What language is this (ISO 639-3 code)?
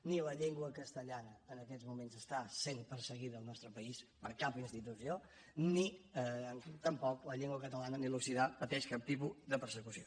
cat